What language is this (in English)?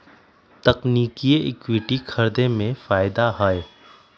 Magahi